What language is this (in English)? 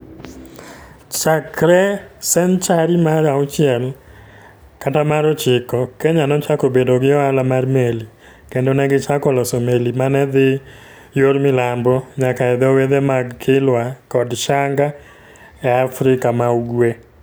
Luo (Kenya and Tanzania)